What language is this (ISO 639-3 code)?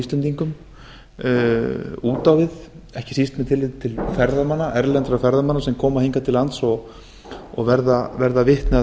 isl